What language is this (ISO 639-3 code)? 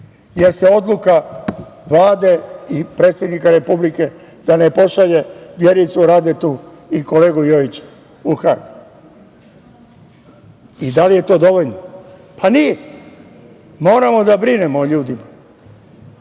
srp